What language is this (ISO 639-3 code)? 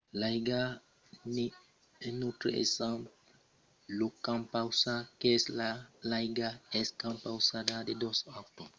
oci